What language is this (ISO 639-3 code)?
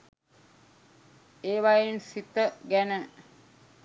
sin